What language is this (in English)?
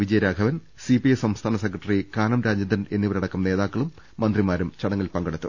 Malayalam